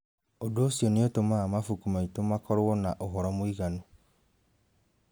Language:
Kikuyu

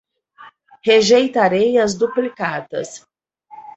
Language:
Portuguese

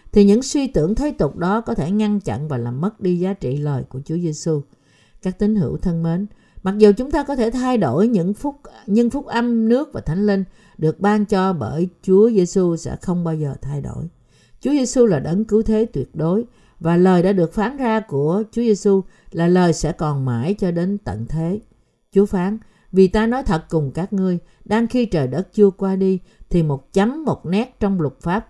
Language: Vietnamese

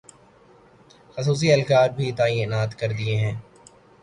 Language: Urdu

